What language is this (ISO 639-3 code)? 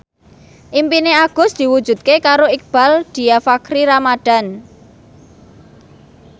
jav